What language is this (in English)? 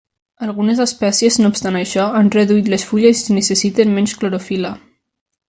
Catalan